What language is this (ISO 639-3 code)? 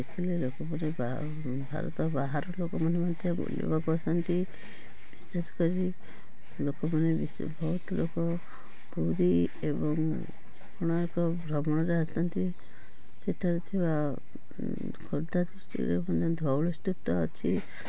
ori